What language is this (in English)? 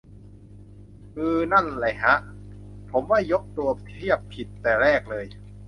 Thai